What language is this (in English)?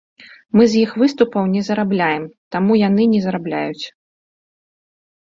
Belarusian